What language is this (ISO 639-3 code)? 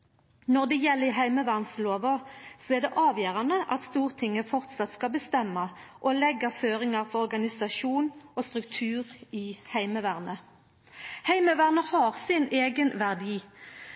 nno